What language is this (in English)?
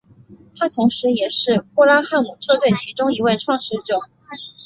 Chinese